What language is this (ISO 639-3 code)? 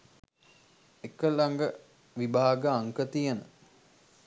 sin